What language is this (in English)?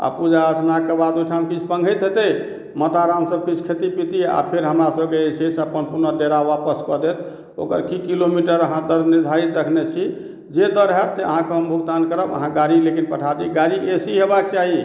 Maithili